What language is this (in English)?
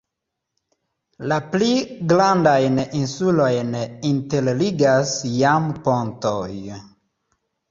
Esperanto